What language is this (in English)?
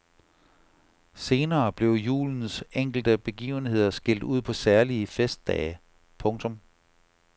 Danish